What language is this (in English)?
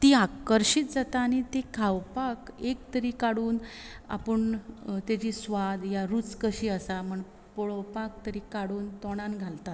Konkani